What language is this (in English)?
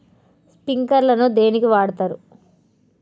Telugu